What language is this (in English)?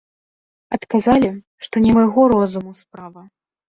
Belarusian